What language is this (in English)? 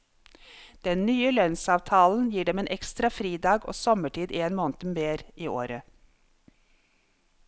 Norwegian